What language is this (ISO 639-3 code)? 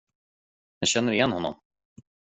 swe